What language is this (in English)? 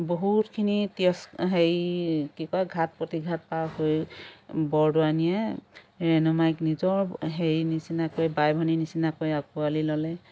Assamese